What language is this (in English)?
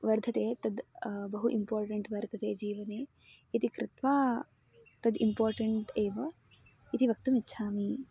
Sanskrit